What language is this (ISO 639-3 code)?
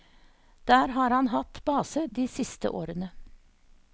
nor